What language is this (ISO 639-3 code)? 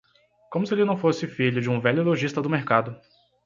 por